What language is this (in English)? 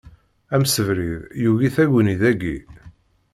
Kabyle